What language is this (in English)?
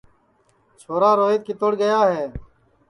Sansi